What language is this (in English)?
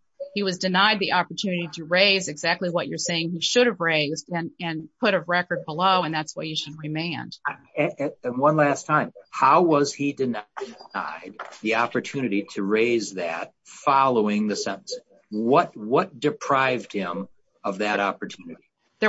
English